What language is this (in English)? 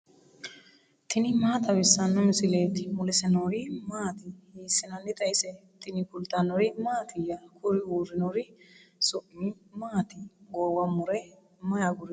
Sidamo